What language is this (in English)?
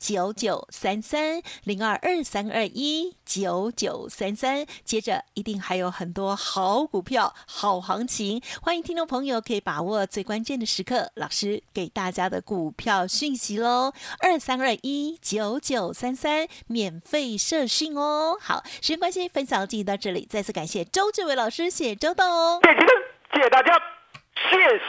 Chinese